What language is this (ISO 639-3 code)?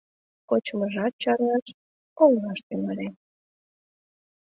chm